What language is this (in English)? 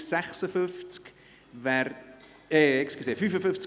Swiss German